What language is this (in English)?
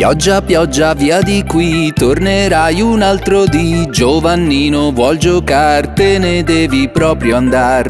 Italian